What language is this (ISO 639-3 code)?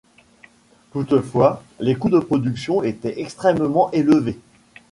fra